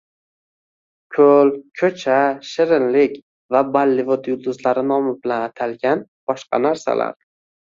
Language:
Uzbek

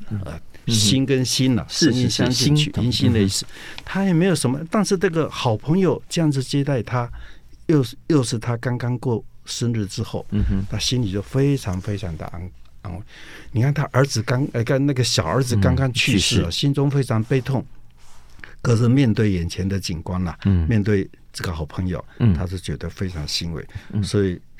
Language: Chinese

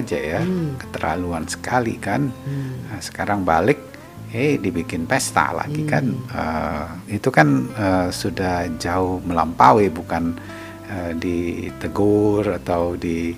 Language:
Indonesian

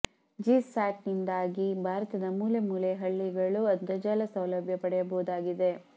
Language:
Kannada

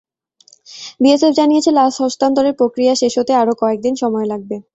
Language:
Bangla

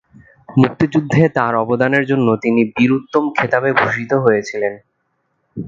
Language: Bangla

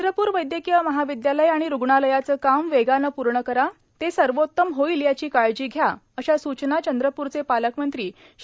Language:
Marathi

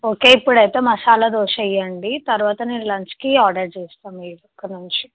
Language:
Telugu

